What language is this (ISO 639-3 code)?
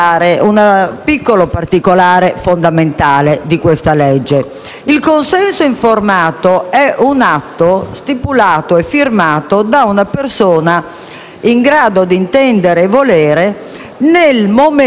ita